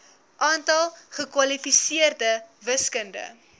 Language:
Afrikaans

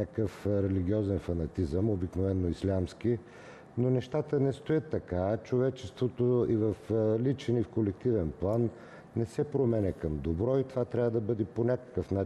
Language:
Bulgarian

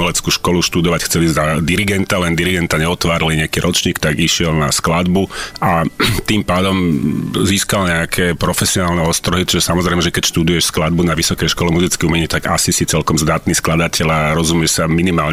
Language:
Slovak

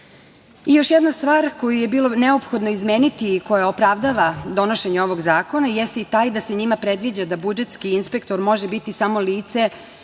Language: Serbian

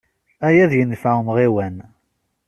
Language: Kabyle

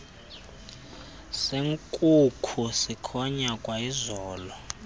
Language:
Xhosa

